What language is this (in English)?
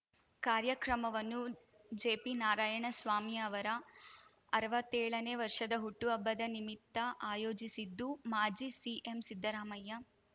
Kannada